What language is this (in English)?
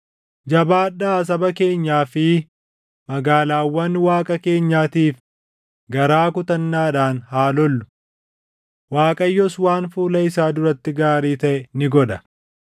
Oromo